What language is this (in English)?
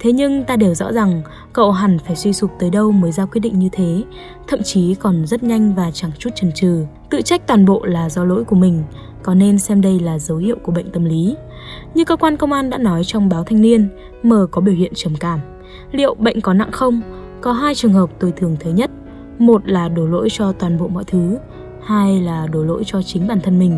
Vietnamese